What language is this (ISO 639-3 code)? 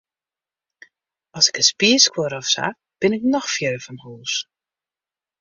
fry